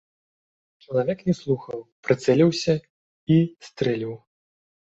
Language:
Belarusian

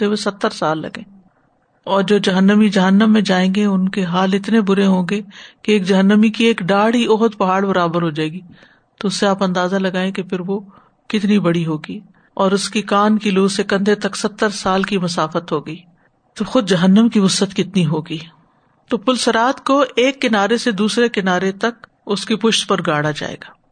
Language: Urdu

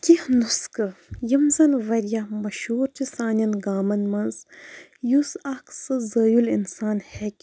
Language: Kashmiri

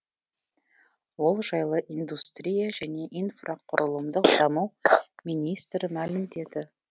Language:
Kazakh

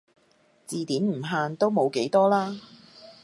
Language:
Cantonese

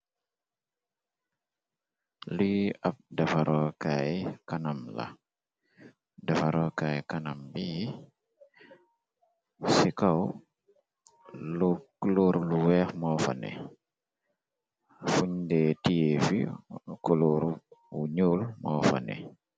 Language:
Wolof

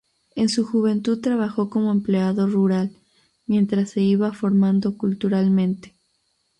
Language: Spanish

